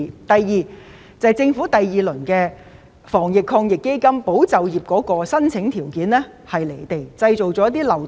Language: Cantonese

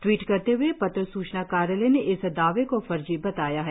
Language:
Hindi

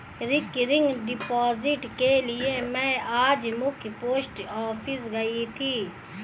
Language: Hindi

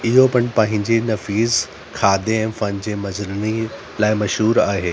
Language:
Sindhi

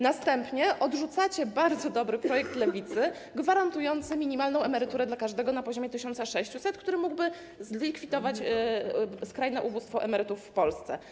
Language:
Polish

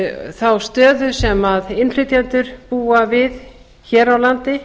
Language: Icelandic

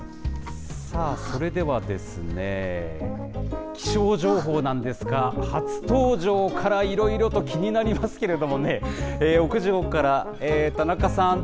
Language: Japanese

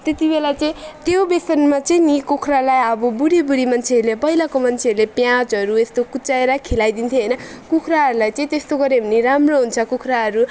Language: Nepali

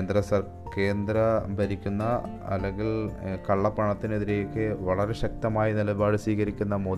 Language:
Malayalam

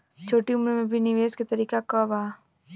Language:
Bhojpuri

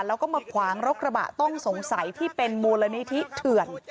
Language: Thai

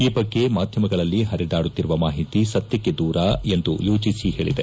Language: Kannada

